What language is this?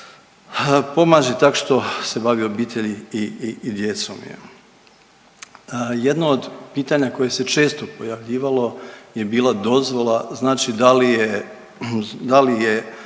Croatian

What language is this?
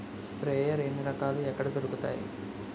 Telugu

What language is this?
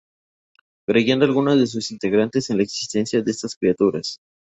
Spanish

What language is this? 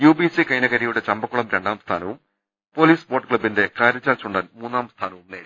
Malayalam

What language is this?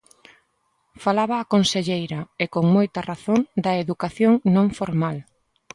Galician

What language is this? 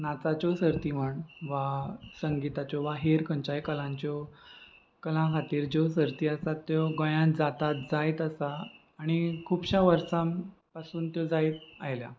Konkani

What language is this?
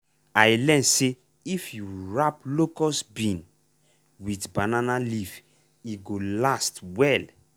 Nigerian Pidgin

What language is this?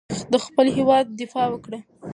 Pashto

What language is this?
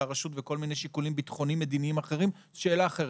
Hebrew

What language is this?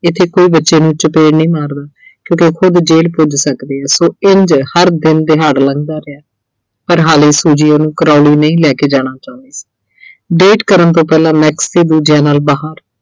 Punjabi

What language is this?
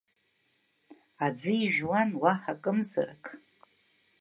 Abkhazian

